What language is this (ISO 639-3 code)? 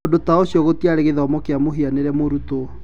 kik